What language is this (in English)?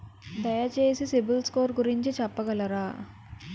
Telugu